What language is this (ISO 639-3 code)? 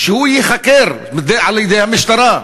heb